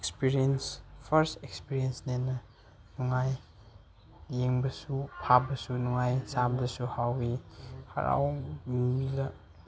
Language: Manipuri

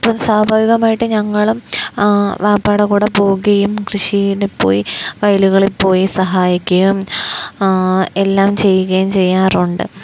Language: Malayalam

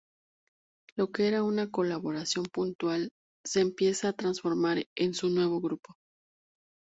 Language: Spanish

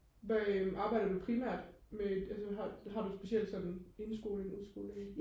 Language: Danish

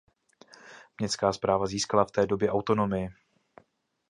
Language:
Czech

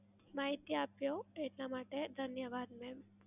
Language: Gujarati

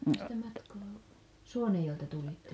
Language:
Finnish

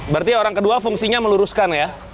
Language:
Indonesian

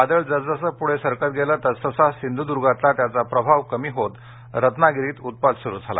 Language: Marathi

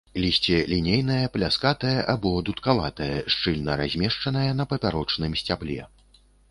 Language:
Belarusian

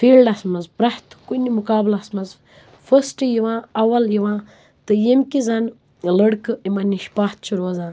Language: Kashmiri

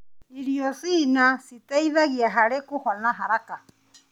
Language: Kikuyu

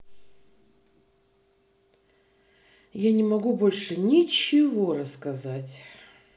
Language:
Russian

